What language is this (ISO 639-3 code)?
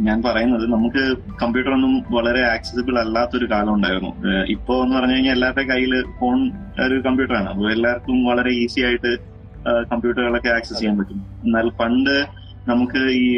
mal